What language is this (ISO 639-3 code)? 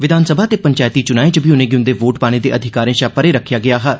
doi